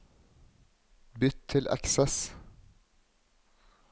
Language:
Norwegian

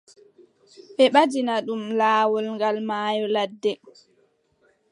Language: Adamawa Fulfulde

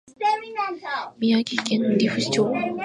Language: Japanese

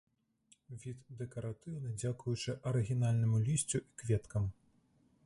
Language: Belarusian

